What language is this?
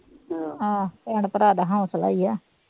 Punjabi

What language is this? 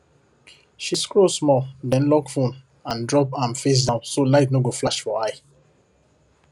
Nigerian Pidgin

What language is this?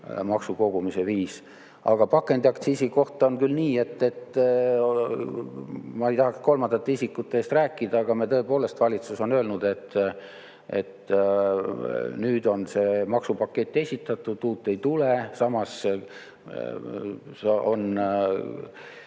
Estonian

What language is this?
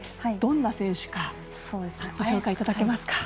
Japanese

